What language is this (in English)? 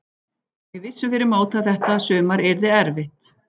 Icelandic